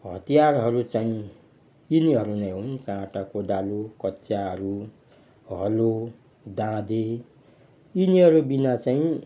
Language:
Nepali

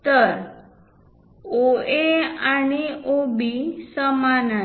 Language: Marathi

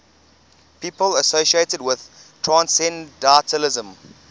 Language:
English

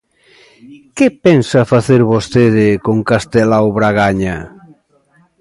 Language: Galician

